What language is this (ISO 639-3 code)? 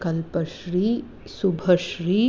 san